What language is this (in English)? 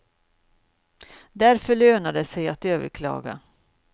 Swedish